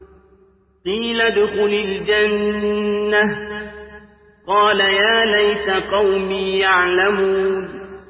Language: Arabic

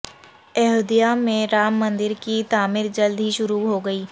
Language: Urdu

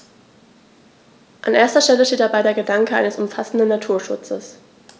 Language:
German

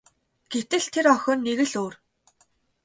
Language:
Mongolian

